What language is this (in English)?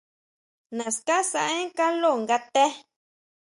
Huautla Mazatec